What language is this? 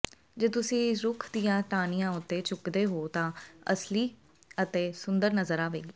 Punjabi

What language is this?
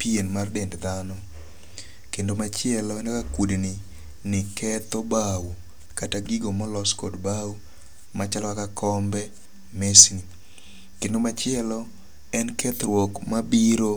Luo (Kenya and Tanzania)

